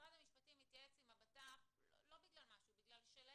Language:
Hebrew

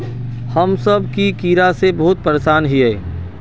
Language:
Magahi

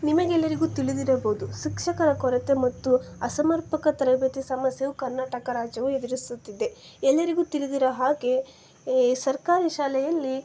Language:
Kannada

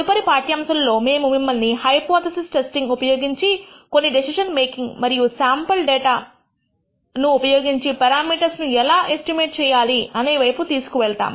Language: Telugu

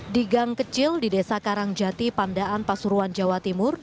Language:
Indonesian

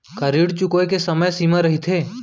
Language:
Chhattisgarhi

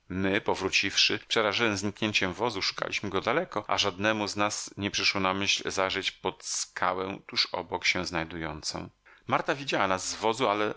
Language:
Polish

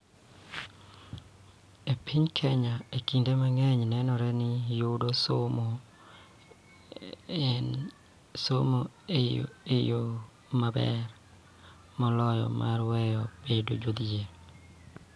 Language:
Luo (Kenya and Tanzania)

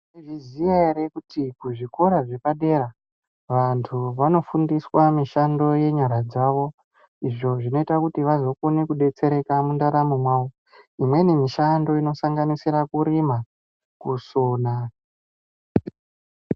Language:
Ndau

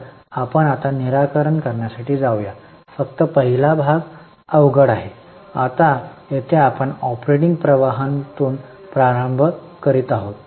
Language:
Marathi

